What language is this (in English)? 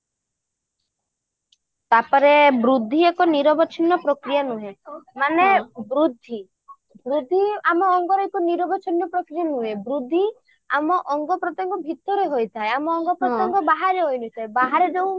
Odia